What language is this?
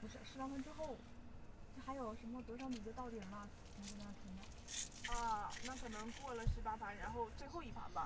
Chinese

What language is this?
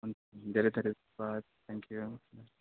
Nepali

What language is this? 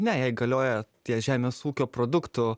Lithuanian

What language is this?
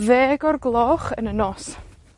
Welsh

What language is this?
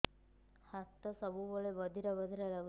Odia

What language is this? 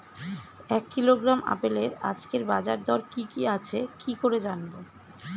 Bangla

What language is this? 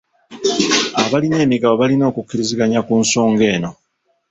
Ganda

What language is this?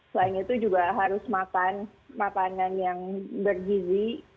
Indonesian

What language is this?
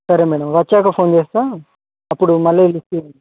Telugu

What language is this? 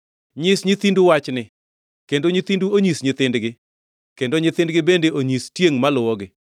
Luo (Kenya and Tanzania)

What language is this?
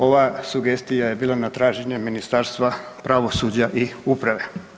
Croatian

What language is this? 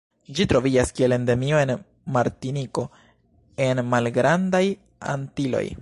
Esperanto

